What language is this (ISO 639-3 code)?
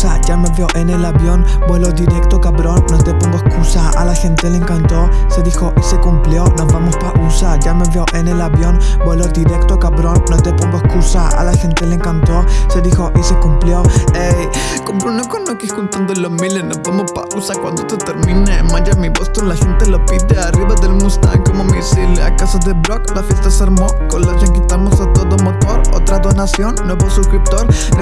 ind